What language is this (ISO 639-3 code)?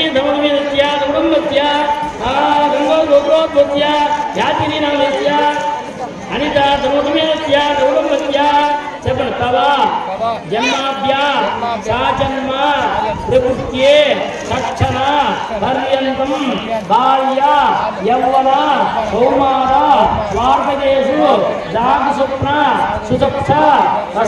tel